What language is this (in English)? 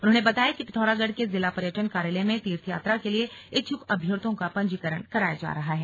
Hindi